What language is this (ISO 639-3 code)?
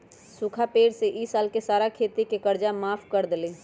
mag